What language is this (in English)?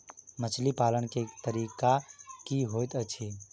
Maithili